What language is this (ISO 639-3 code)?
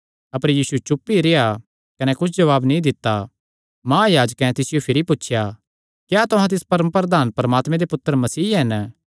xnr